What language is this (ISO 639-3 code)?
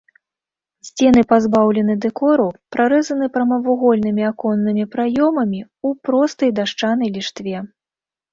bel